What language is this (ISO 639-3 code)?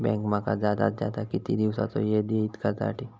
mar